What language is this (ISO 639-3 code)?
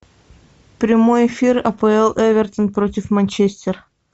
rus